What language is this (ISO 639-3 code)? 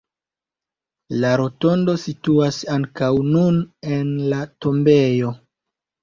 epo